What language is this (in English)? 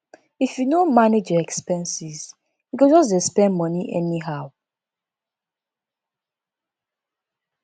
Nigerian Pidgin